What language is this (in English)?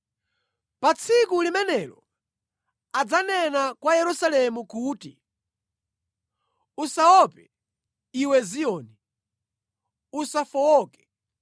Nyanja